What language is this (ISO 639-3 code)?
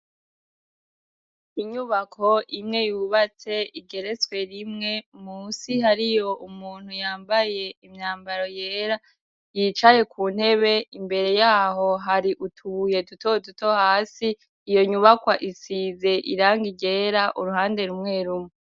run